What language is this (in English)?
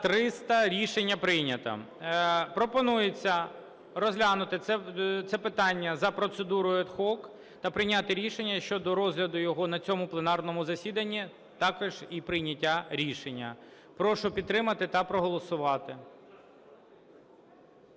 Ukrainian